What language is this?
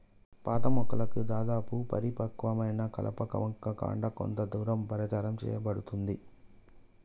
Telugu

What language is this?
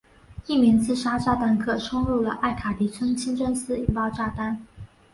Chinese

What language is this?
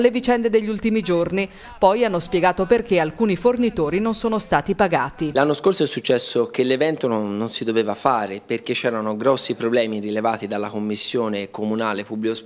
Italian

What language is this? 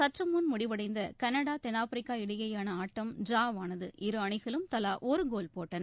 Tamil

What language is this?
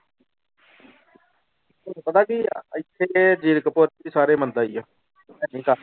Punjabi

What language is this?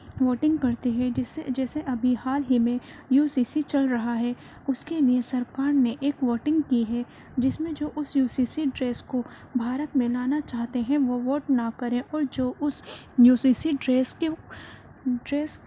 Urdu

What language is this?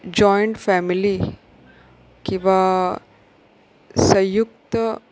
Konkani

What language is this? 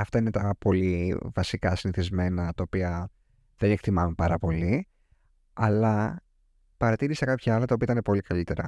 Greek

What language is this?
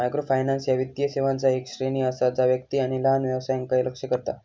Marathi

